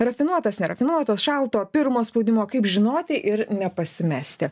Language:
Lithuanian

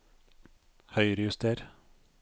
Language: Norwegian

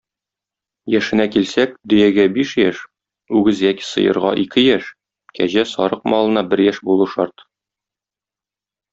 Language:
Tatar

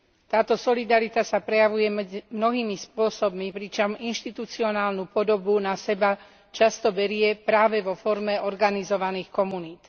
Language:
Slovak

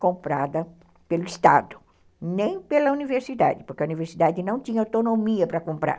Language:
Portuguese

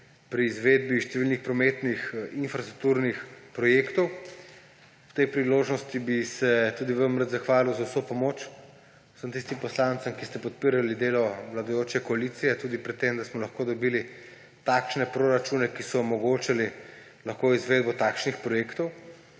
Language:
Slovenian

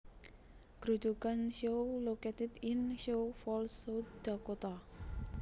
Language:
Javanese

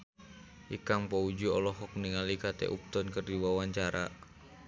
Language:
Sundanese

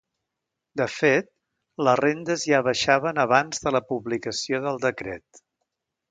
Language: Catalan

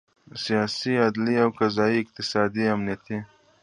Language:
Pashto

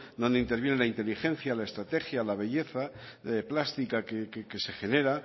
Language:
Spanish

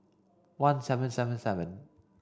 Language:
English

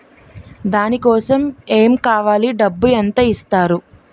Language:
Telugu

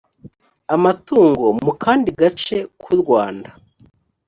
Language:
Kinyarwanda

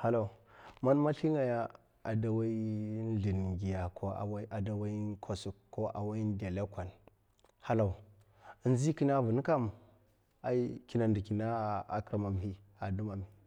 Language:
Mafa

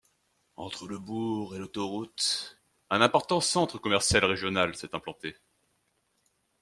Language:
French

